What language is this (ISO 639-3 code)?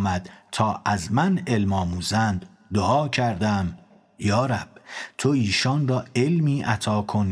fas